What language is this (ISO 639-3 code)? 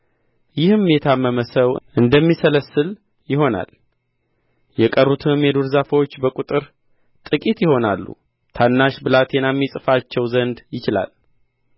amh